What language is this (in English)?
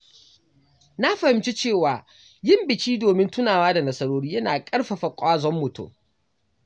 Hausa